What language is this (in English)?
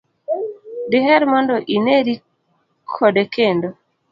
Luo (Kenya and Tanzania)